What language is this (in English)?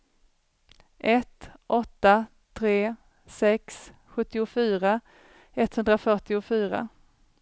Swedish